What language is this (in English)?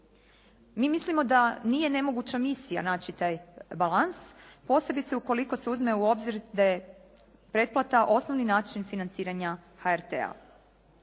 Croatian